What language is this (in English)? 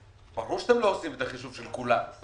Hebrew